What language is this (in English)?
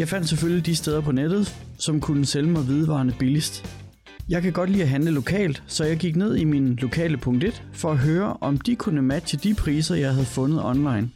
Danish